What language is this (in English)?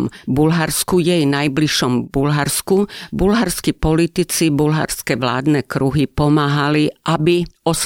Slovak